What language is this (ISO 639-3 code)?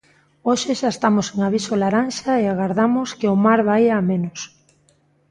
glg